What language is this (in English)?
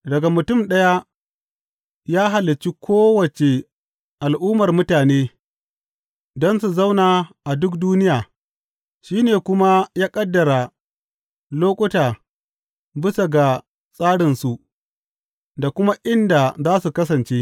Hausa